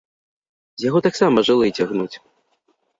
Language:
Belarusian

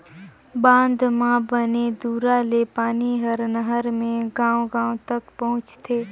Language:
Chhattisgarhi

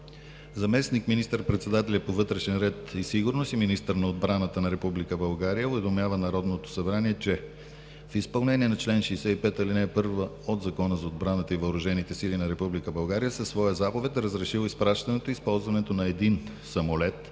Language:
Bulgarian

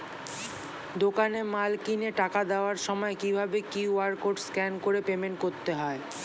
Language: Bangla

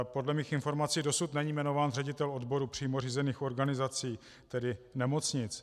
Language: Czech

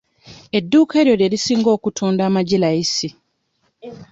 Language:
Ganda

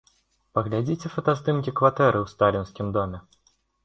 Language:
Belarusian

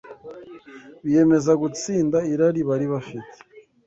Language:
Kinyarwanda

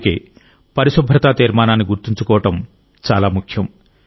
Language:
Telugu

